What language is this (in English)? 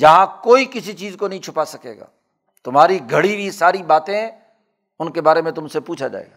Urdu